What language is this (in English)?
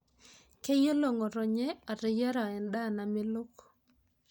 Masai